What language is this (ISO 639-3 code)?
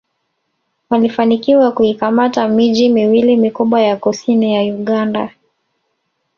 swa